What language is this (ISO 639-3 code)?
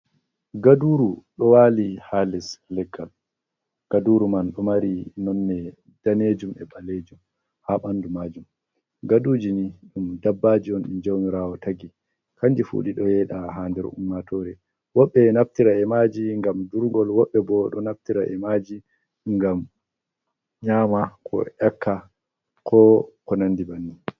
ful